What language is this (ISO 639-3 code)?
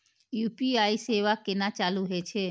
mai